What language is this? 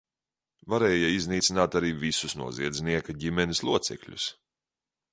Latvian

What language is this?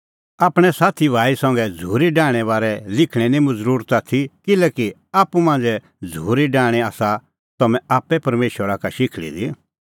Kullu Pahari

